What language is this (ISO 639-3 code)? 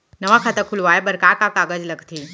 hne